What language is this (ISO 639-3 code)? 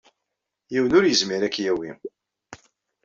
kab